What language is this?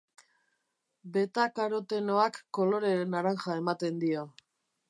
Basque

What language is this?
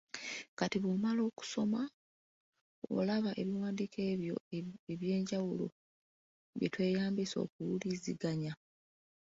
Ganda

